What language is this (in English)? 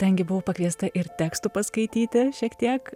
Lithuanian